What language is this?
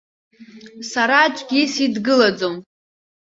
Abkhazian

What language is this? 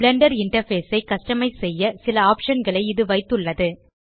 Tamil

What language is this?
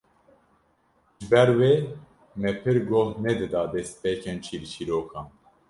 Kurdish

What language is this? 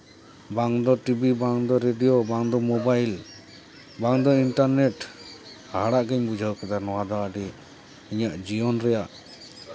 Santali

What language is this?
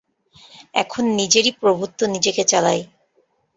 Bangla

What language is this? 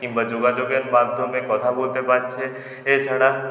Bangla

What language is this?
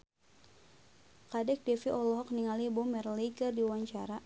Sundanese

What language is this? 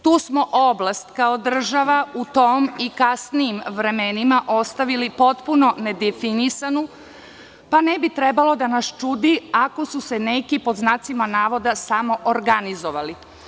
Serbian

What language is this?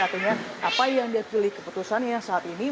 Indonesian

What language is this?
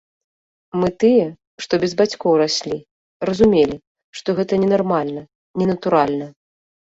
Belarusian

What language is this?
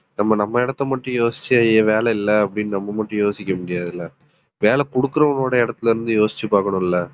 Tamil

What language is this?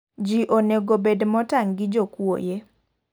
Luo (Kenya and Tanzania)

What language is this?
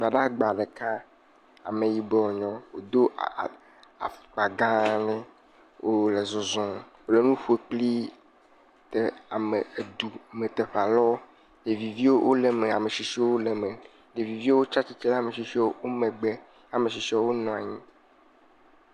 Ewe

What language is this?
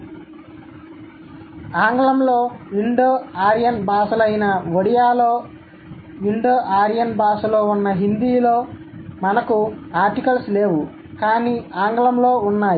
Telugu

